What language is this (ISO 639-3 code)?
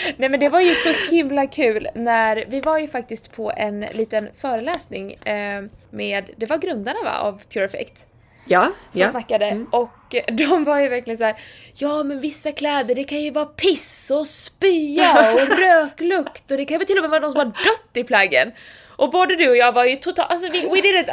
swe